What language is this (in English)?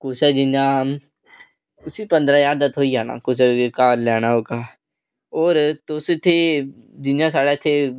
Dogri